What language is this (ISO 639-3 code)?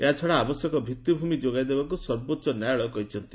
ori